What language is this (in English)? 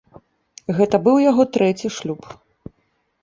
Belarusian